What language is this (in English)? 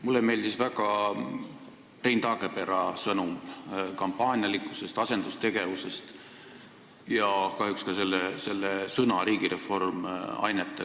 Estonian